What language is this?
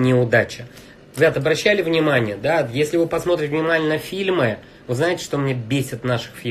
Russian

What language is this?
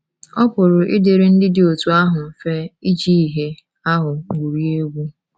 Igbo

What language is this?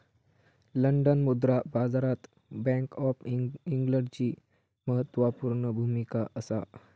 Marathi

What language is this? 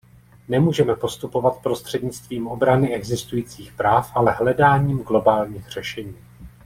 Czech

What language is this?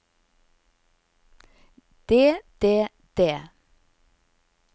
Norwegian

